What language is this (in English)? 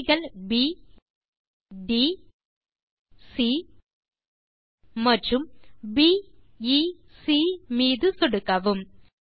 Tamil